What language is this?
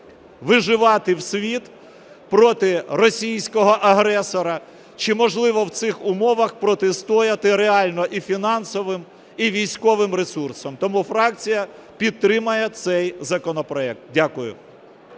Ukrainian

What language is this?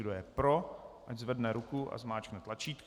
Czech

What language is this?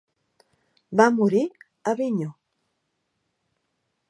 Catalan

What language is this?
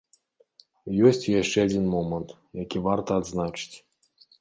Belarusian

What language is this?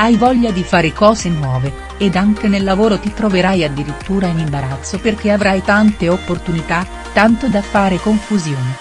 Italian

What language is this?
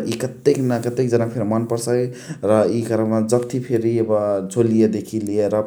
Chitwania Tharu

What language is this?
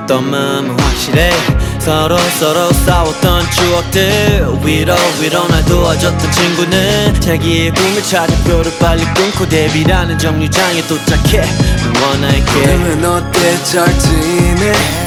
Korean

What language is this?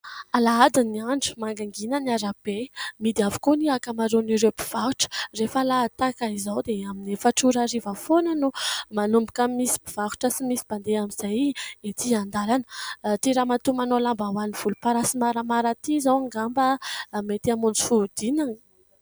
Malagasy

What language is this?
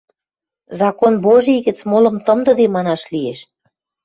Western Mari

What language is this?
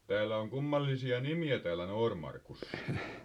Finnish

